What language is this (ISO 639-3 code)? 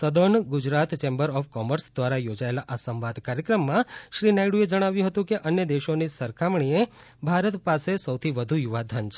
guj